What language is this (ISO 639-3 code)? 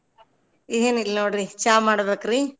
kan